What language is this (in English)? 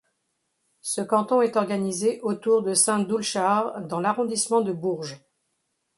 French